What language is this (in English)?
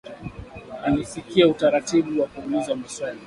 Swahili